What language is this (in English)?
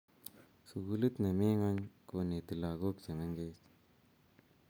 Kalenjin